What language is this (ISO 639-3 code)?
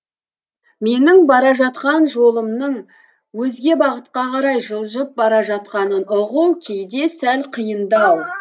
kaz